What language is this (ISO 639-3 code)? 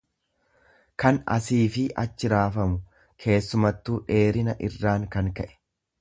orm